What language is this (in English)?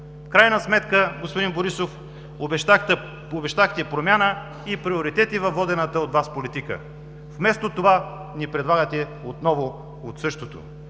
Bulgarian